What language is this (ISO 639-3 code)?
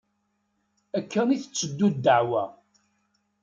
kab